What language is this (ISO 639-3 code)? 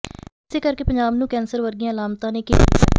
pan